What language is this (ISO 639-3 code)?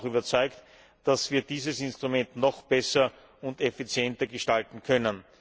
deu